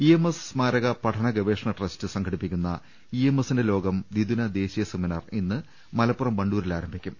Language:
Malayalam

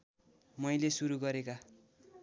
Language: Nepali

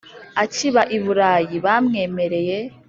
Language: Kinyarwanda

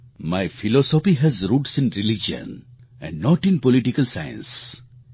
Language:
Gujarati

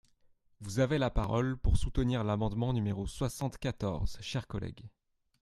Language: French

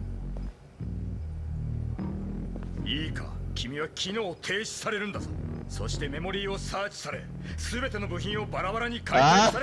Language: Turkish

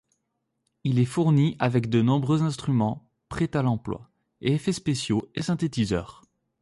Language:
French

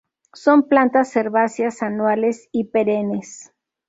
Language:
Spanish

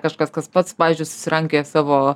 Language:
Lithuanian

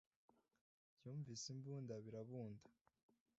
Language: Kinyarwanda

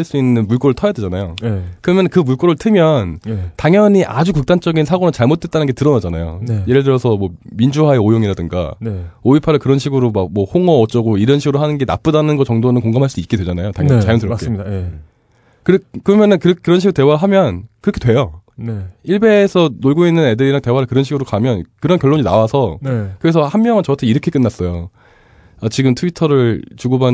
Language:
Korean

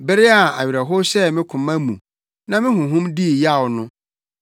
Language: Akan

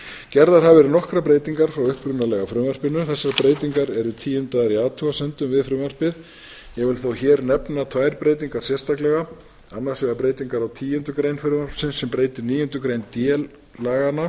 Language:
Icelandic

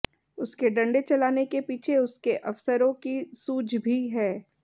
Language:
Hindi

